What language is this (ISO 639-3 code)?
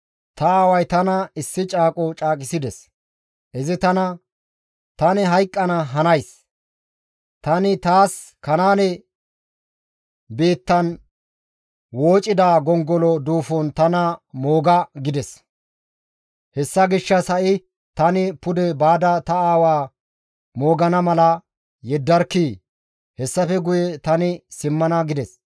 gmv